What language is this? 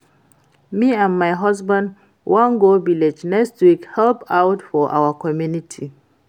Nigerian Pidgin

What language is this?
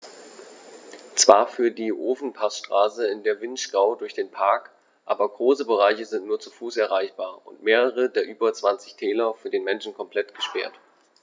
German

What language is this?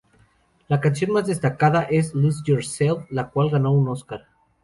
Spanish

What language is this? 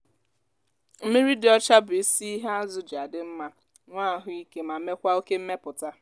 Igbo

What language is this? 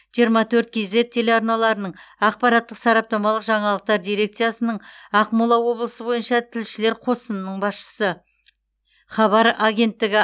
Kazakh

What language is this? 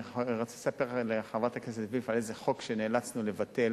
Hebrew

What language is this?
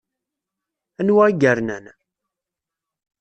Kabyle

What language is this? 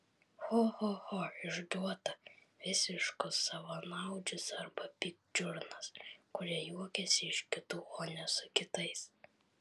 Lithuanian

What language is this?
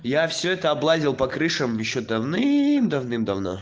Russian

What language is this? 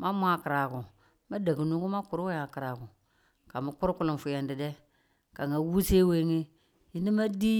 Tula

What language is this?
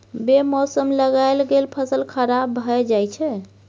Maithili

